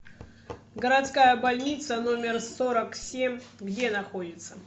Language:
Russian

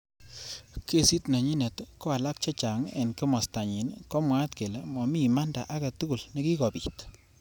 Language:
Kalenjin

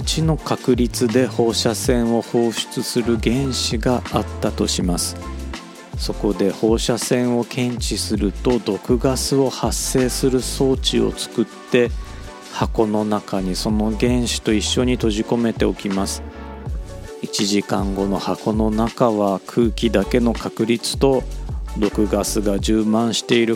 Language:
Japanese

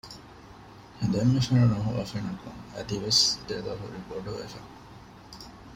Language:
Divehi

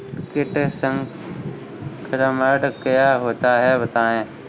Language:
Hindi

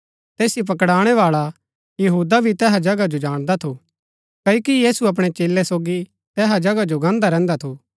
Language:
Gaddi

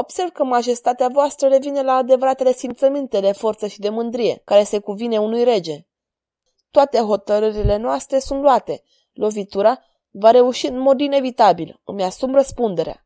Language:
Romanian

